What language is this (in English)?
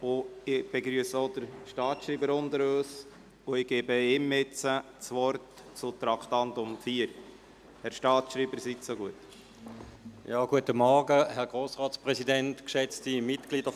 Swiss German